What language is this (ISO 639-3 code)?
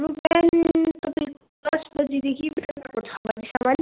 nep